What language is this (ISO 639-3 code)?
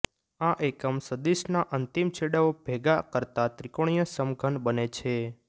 guj